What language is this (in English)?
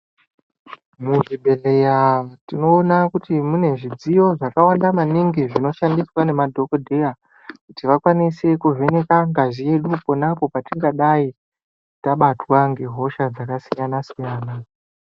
Ndau